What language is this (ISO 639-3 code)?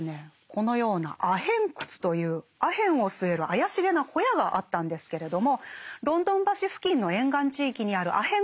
jpn